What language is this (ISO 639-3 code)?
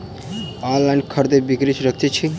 mai